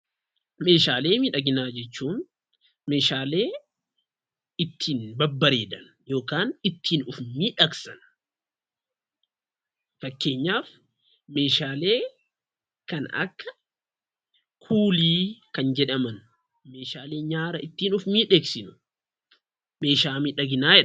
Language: Oromo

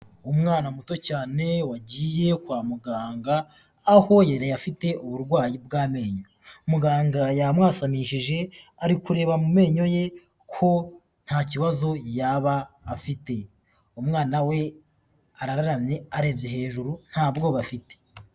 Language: Kinyarwanda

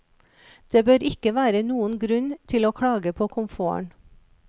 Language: Norwegian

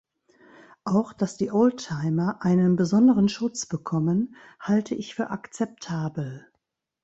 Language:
German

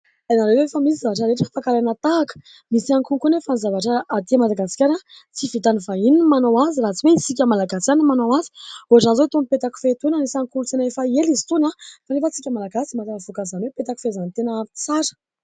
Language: Malagasy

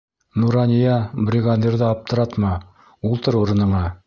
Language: Bashkir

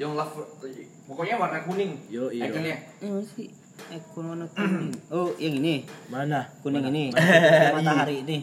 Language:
Indonesian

